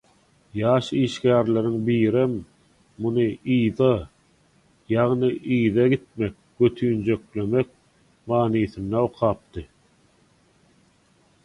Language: Turkmen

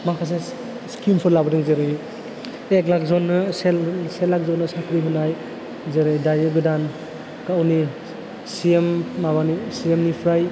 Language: Bodo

